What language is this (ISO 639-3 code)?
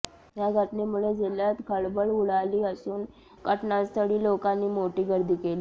mar